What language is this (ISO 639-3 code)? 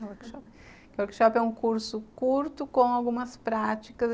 por